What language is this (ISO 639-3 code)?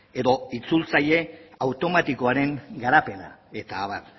eus